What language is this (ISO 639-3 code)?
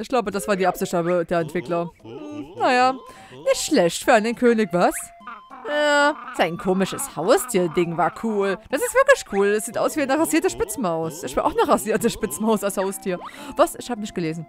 deu